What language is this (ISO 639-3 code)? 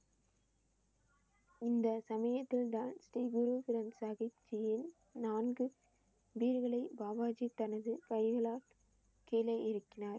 tam